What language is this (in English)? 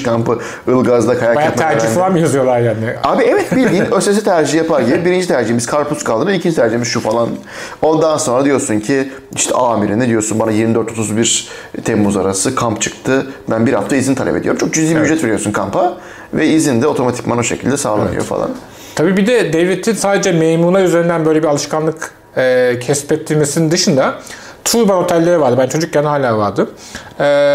Turkish